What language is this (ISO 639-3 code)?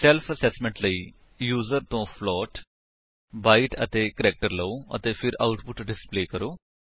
pan